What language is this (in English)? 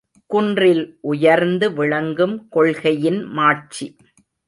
Tamil